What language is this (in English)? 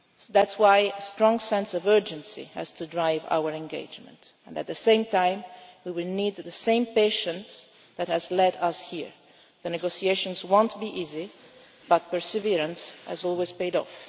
English